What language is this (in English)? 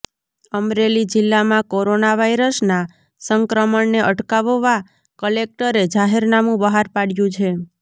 Gujarati